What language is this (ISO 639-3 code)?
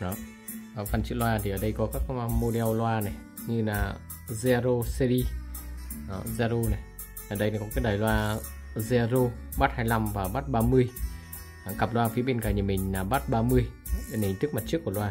vie